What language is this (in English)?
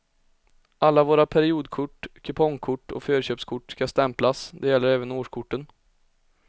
Swedish